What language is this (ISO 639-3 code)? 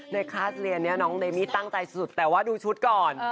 tha